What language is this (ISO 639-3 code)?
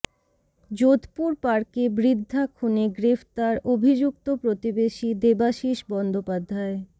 ben